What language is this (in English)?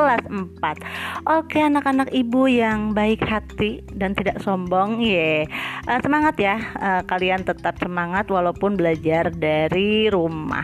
Indonesian